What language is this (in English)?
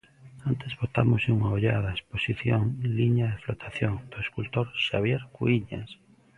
Galician